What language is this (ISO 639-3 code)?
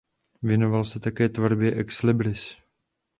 ces